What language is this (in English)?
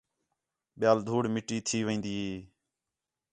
Khetrani